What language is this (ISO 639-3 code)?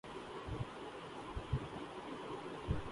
urd